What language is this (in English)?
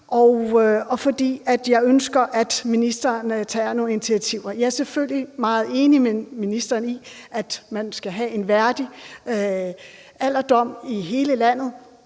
Danish